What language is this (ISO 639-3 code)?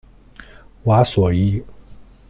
zho